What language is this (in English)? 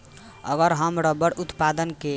Bhojpuri